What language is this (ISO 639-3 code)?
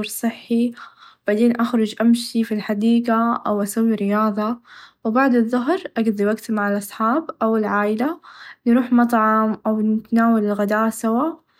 ars